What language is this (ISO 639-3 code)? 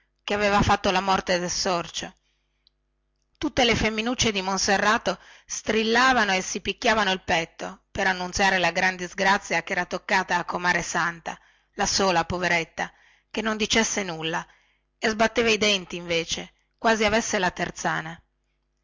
ita